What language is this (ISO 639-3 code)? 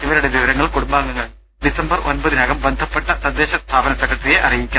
mal